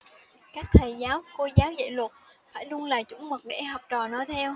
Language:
Vietnamese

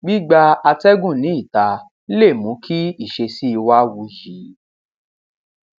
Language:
Yoruba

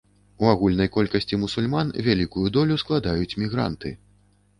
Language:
Belarusian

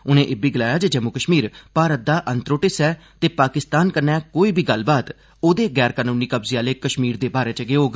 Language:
Dogri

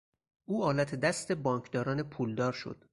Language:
Persian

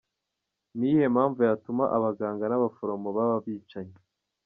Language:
Kinyarwanda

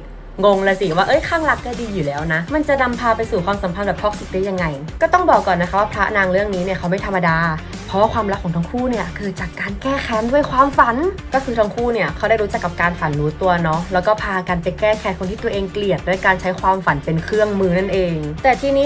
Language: Thai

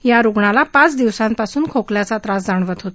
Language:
Marathi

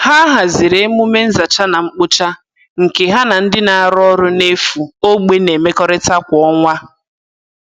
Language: Igbo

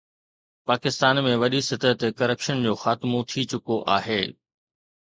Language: Sindhi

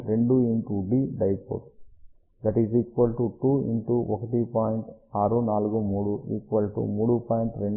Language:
Telugu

